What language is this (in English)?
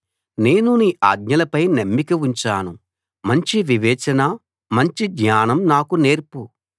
Telugu